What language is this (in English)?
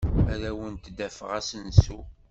Kabyle